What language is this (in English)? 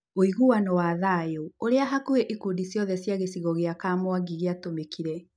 Kikuyu